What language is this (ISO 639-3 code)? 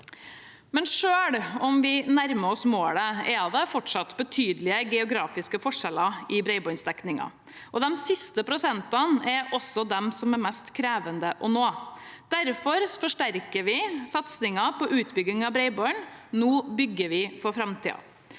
nor